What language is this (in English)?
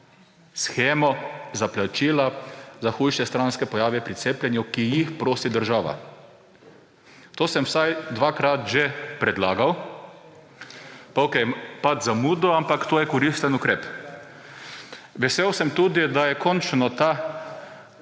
Slovenian